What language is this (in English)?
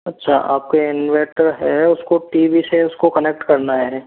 Hindi